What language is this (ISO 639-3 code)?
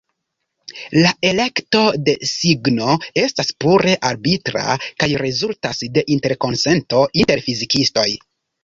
epo